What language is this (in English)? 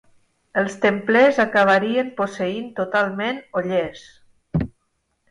Catalan